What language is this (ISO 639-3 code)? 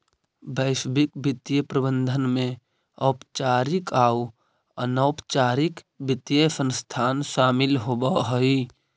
mag